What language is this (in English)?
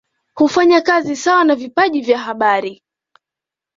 Swahili